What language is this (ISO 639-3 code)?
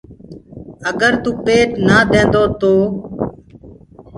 ggg